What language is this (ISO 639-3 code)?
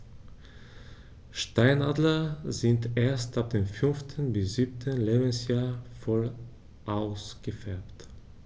deu